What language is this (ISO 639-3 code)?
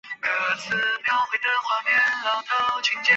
zho